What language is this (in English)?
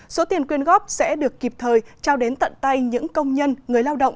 Vietnamese